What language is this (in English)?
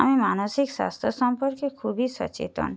Bangla